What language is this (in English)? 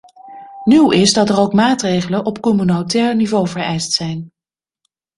Dutch